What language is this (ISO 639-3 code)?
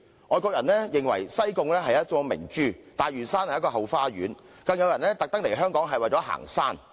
yue